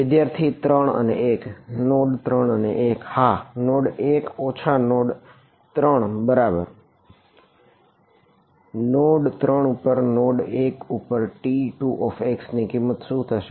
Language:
Gujarati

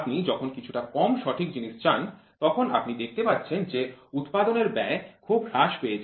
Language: Bangla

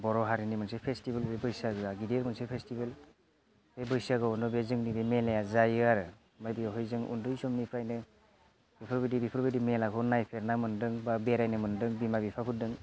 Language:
Bodo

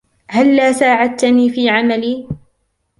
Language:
Arabic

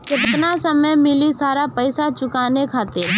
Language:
Bhojpuri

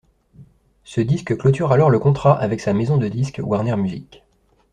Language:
French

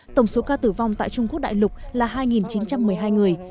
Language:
Vietnamese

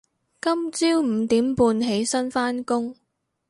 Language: Cantonese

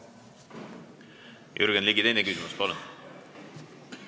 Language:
Estonian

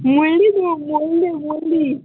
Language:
Konkani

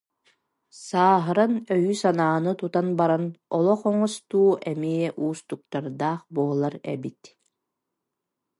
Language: Yakut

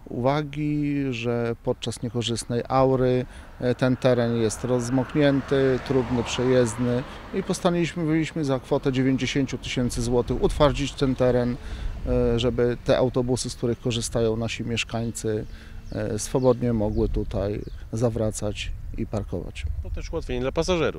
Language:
Polish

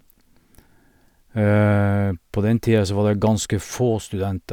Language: Norwegian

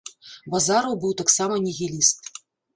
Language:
Belarusian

